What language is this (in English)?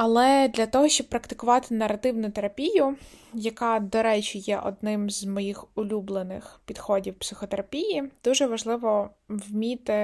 Ukrainian